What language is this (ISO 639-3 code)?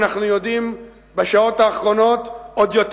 heb